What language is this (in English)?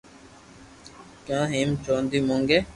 Loarki